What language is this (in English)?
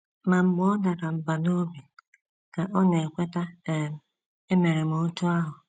Igbo